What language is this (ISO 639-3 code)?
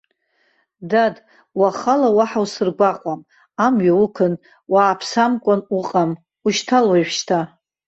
abk